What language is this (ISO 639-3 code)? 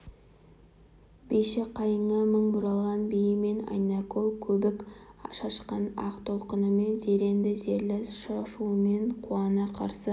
kaz